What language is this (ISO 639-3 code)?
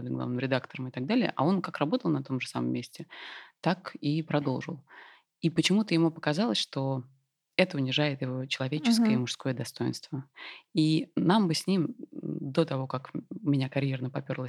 rus